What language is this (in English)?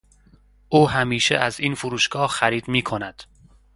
Persian